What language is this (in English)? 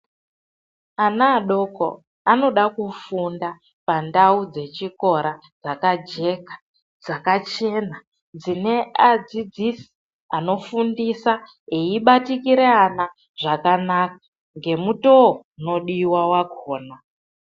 Ndau